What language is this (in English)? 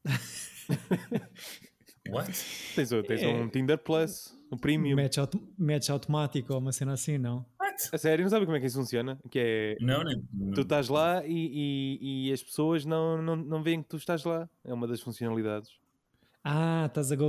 Portuguese